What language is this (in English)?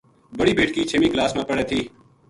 Gujari